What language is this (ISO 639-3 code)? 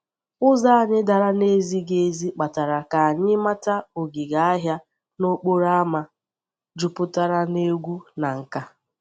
ibo